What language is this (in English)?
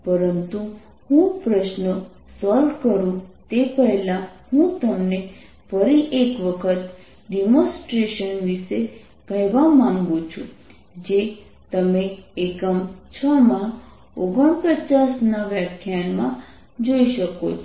Gujarati